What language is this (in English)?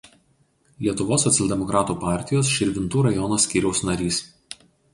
Lithuanian